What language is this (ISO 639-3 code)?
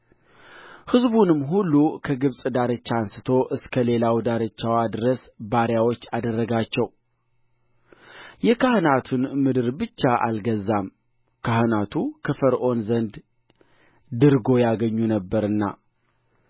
amh